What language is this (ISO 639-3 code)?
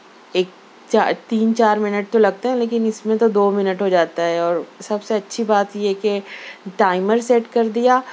urd